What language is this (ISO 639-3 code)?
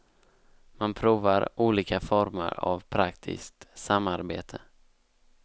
swe